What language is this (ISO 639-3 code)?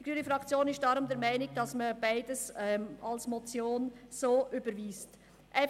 gsw